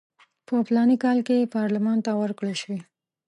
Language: Pashto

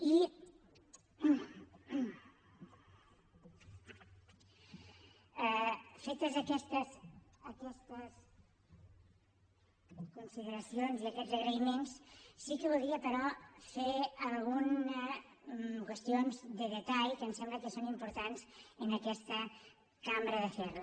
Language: Catalan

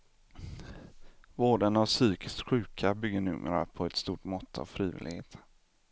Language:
Swedish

